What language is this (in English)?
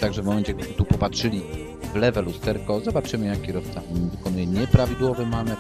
Polish